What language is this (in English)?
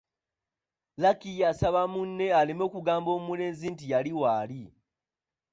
Ganda